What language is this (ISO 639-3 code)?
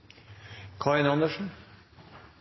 nno